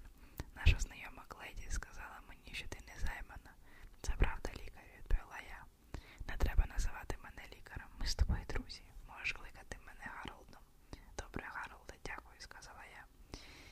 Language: Ukrainian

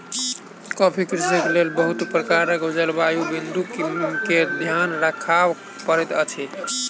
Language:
Maithili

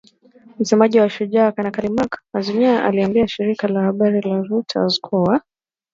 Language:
Swahili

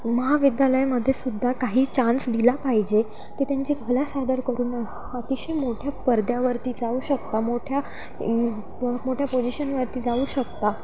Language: Marathi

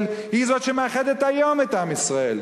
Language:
Hebrew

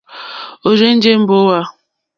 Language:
Mokpwe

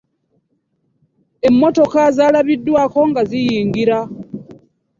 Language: Ganda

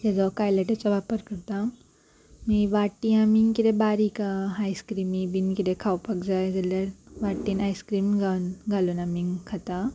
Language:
Konkani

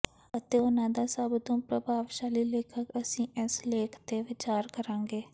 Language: Punjabi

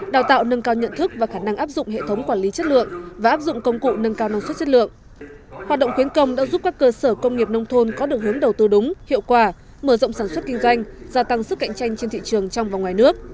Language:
Vietnamese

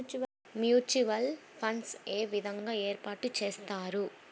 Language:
Telugu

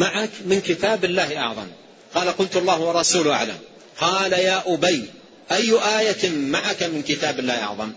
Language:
Arabic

